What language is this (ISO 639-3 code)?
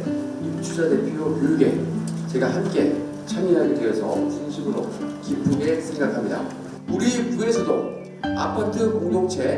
kor